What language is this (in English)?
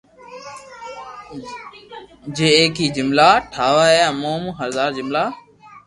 Loarki